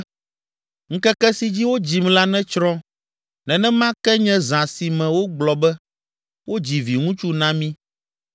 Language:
Ewe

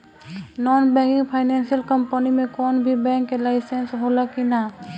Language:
Bhojpuri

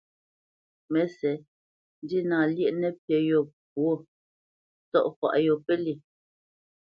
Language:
Bamenyam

